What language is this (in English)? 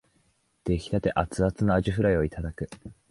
Japanese